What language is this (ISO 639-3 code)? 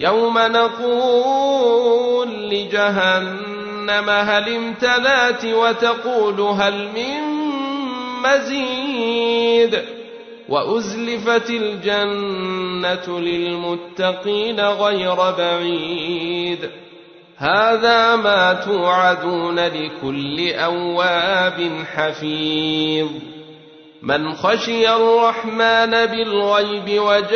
ara